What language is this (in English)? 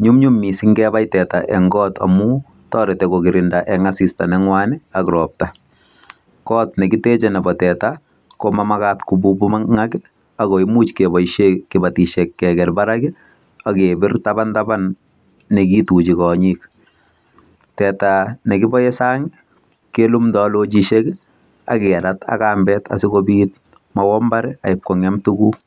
Kalenjin